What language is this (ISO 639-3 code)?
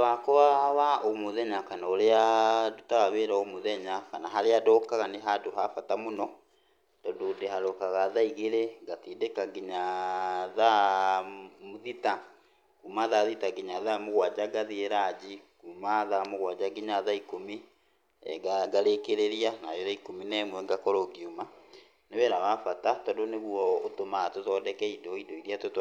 kik